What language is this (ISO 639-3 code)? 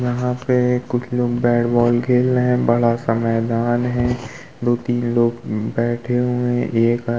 hin